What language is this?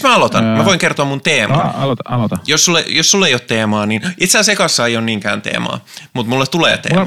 Finnish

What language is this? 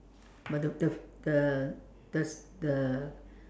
English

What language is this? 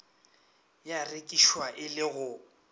Northern Sotho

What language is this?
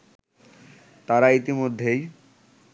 Bangla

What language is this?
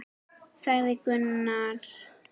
Icelandic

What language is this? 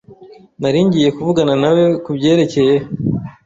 Kinyarwanda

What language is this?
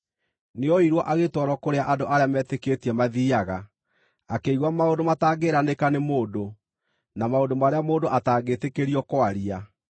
Kikuyu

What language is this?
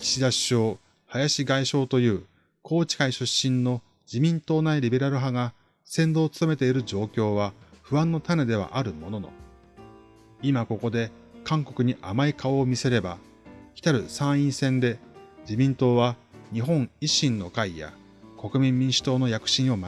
Japanese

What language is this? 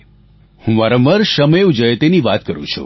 Gujarati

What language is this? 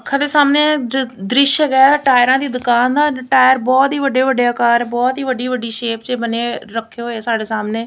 Punjabi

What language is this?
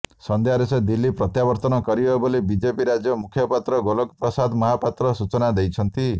Odia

